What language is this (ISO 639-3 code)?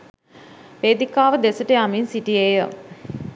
sin